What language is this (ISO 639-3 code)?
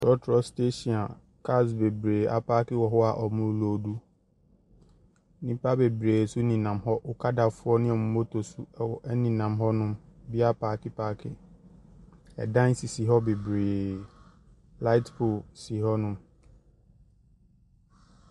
aka